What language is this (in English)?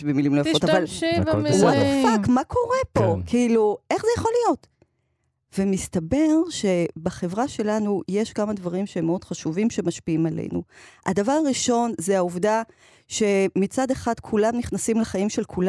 Hebrew